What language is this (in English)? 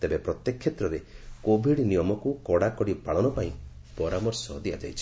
Odia